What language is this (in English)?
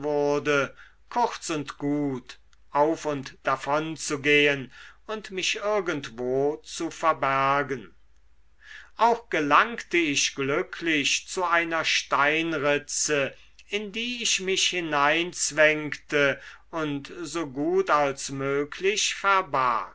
German